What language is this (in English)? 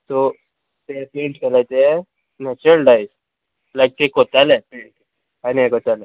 Konkani